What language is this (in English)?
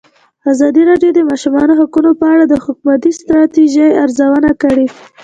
Pashto